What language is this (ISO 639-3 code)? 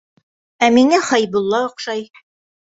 bak